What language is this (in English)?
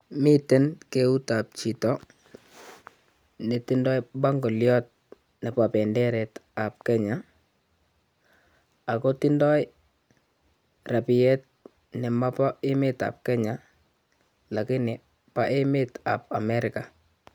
Kalenjin